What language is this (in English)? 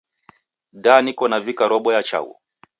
Taita